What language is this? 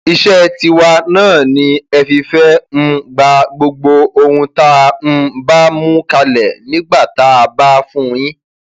Yoruba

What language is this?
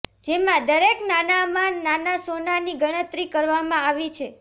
Gujarati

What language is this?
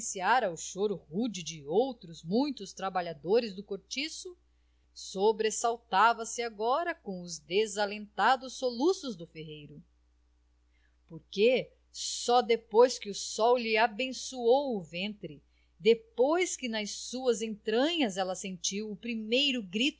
Portuguese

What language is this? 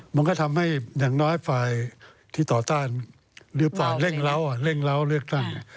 Thai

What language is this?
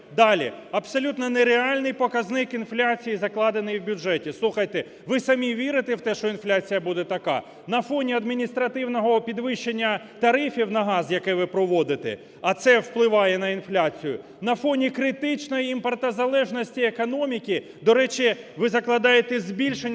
Ukrainian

